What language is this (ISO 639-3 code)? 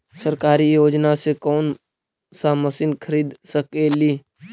mag